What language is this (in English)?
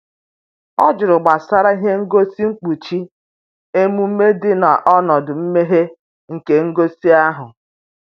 Igbo